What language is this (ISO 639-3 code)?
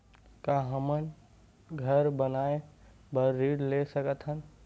hne